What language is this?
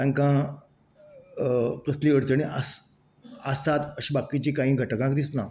Konkani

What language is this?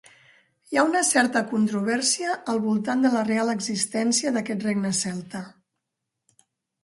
Catalan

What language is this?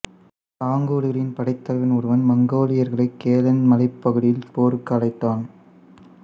Tamil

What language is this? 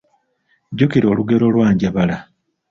Ganda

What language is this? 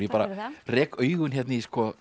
Icelandic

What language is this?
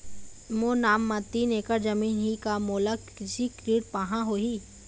Chhattisgarhi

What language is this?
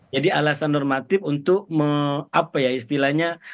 Indonesian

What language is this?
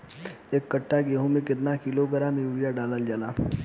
Bhojpuri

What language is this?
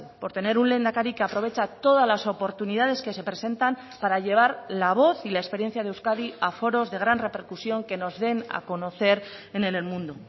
Spanish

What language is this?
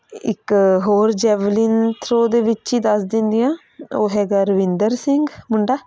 Punjabi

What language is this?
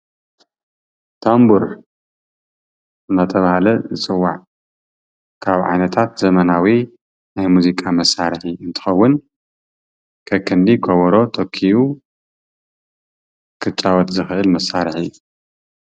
Tigrinya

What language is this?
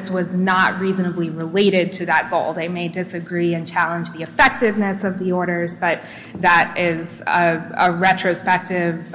English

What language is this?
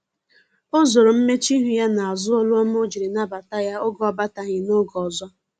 Igbo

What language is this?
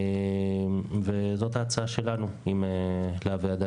Hebrew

